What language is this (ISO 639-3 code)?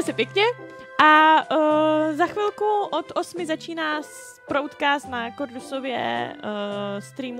ces